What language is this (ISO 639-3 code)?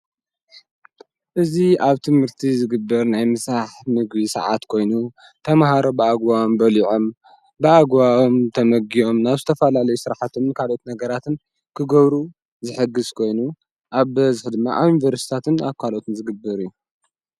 tir